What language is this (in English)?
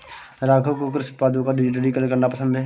Hindi